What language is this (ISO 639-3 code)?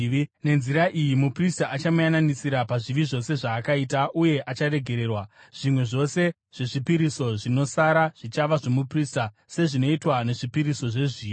sna